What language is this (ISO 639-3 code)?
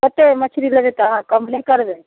mai